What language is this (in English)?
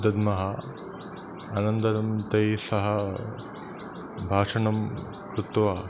Sanskrit